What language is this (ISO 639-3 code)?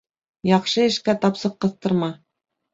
bak